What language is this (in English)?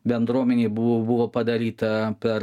Lithuanian